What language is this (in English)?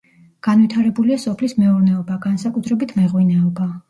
Georgian